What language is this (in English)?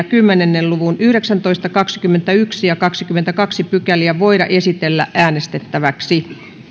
Finnish